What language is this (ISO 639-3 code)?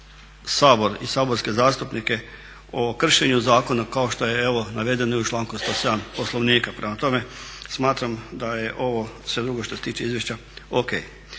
hrv